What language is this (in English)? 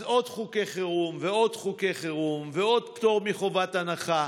Hebrew